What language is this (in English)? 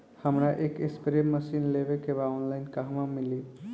Bhojpuri